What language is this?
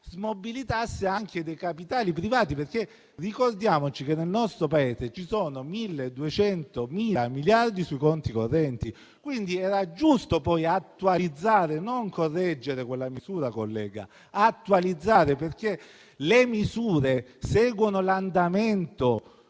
Italian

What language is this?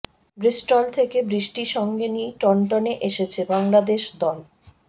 Bangla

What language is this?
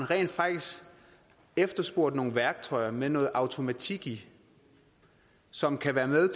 Danish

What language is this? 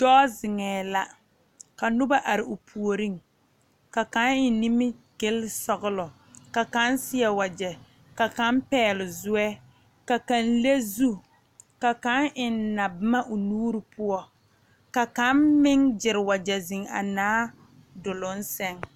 Southern Dagaare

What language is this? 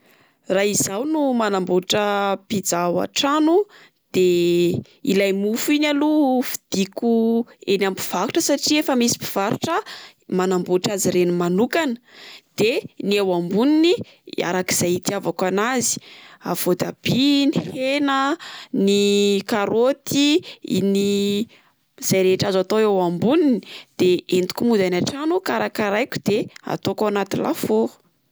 Malagasy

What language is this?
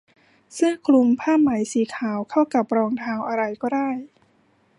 Thai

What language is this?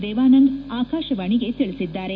Kannada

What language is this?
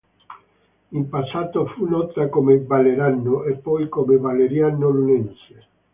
Italian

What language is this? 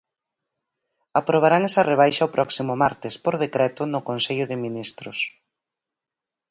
Galician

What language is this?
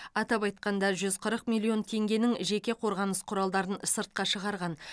Kazakh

